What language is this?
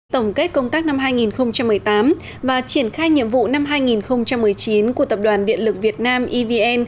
Vietnamese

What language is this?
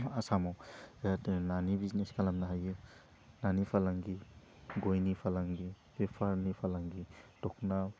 Bodo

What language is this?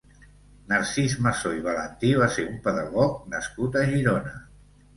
Catalan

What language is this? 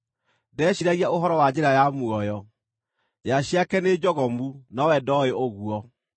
Kikuyu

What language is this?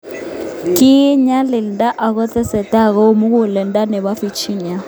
Kalenjin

